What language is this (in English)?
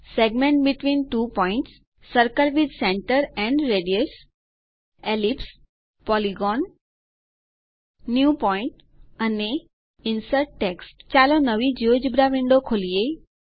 Gujarati